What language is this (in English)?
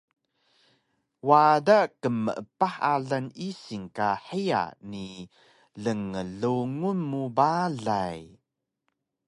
Taroko